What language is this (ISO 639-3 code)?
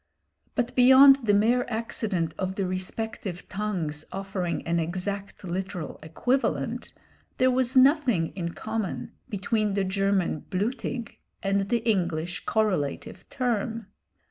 eng